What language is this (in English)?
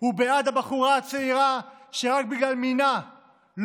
Hebrew